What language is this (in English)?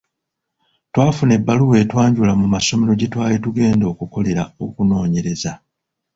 Ganda